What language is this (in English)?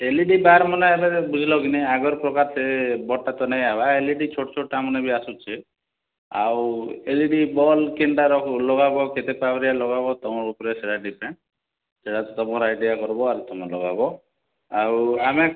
Odia